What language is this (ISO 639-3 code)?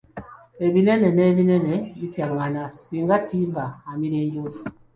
lug